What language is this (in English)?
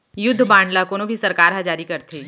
Chhattisgarhi